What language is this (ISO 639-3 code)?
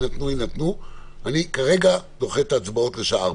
heb